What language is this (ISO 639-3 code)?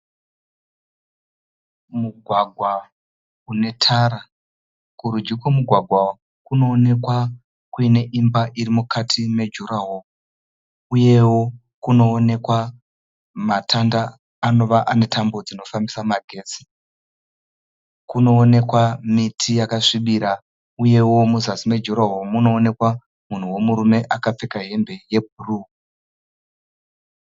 sna